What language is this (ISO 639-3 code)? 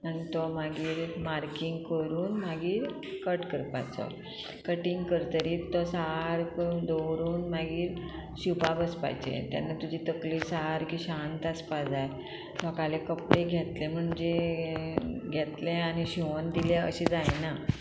kok